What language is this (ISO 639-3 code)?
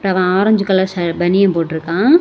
tam